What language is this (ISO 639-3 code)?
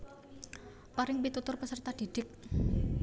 jav